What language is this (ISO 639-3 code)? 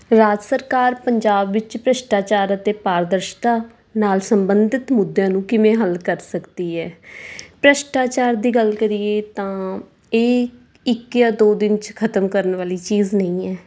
pan